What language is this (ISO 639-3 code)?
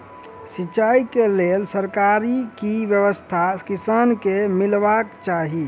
mai